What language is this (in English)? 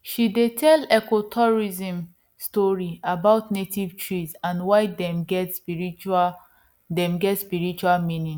Nigerian Pidgin